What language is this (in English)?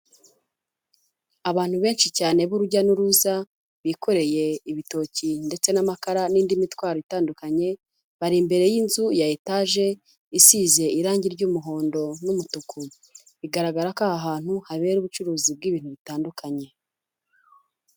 Kinyarwanda